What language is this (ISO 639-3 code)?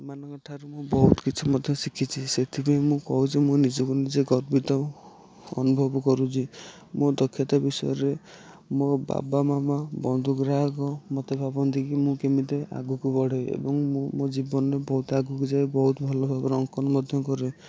ori